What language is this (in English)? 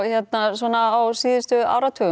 Icelandic